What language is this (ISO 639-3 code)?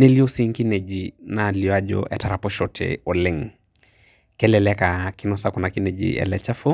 mas